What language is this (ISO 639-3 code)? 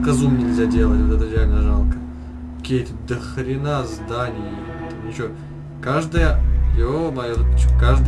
rus